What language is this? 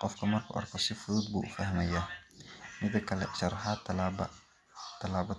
Somali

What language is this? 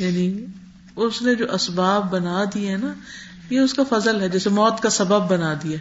Urdu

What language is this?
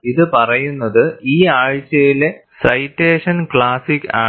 Malayalam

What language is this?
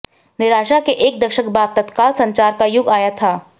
Hindi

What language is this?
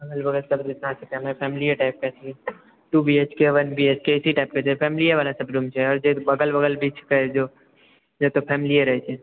Maithili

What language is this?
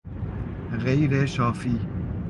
Persian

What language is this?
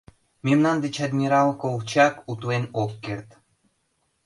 Mari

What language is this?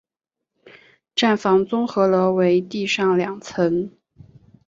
Chinese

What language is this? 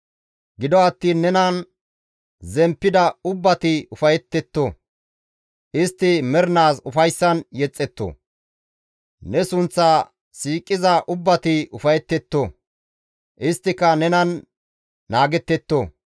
Gamo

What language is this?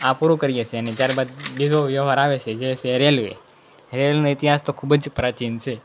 Gujarati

